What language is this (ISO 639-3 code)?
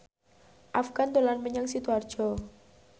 jav